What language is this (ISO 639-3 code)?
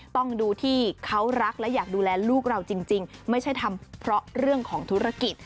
tha